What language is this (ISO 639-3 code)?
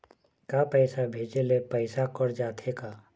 hne